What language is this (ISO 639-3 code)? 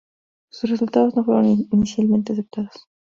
spa